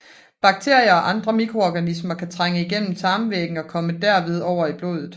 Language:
Danish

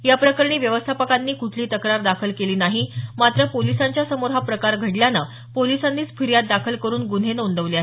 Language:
Marathi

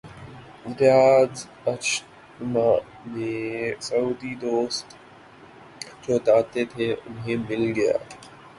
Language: Urdu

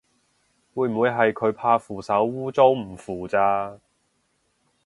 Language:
Cantonese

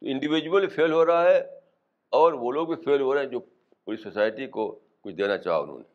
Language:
Urdu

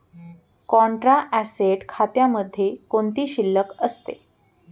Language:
Marathi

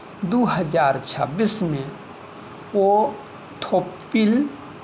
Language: Maithili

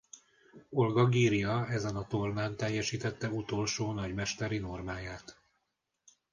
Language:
Hungarian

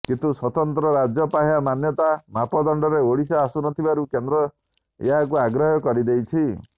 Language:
Odia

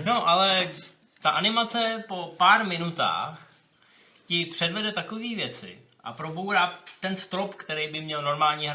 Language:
Czech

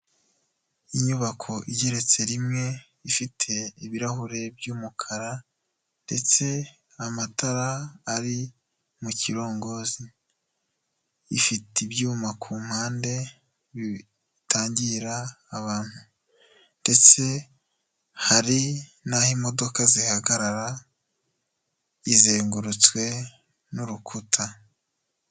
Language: Kinyarwanda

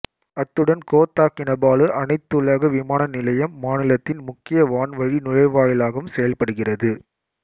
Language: Tamil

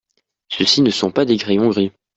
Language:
French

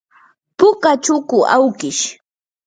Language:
Yanahuanca Pasco Quechua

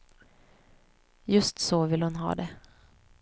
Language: Swedish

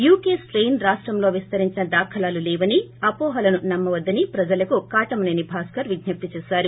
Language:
Telugu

